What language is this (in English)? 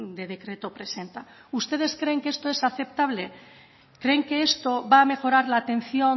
Spanish